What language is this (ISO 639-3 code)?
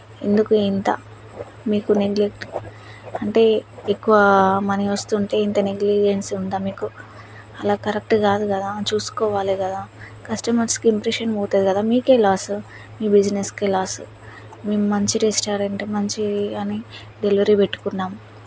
tel